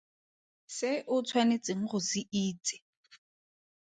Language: Tswana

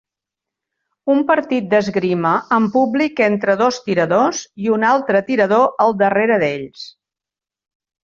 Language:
Catalan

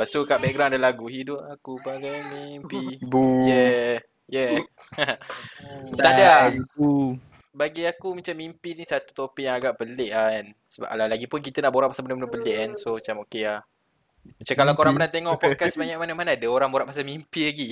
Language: Malay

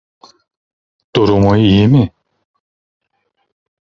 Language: Turkish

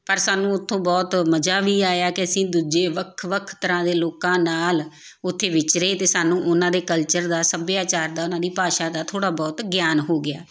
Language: Punjabi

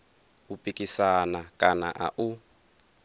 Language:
Venda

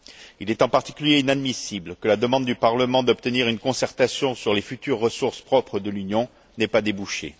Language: French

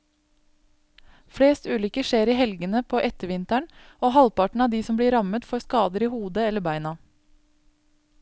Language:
Norwegian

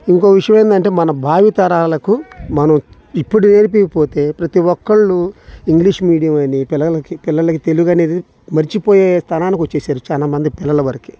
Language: Telugu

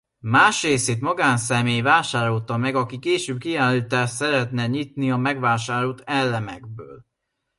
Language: Hungarian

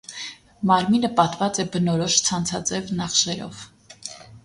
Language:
Armenian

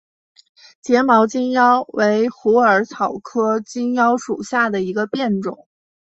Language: Chinese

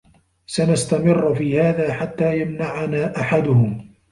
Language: Arabic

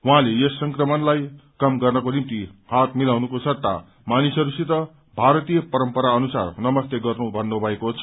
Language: Nepali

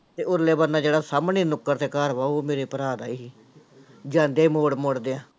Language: Punjabi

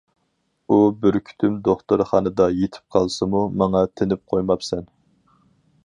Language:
Uyghur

